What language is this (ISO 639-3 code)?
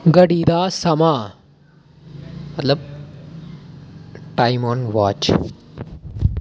doi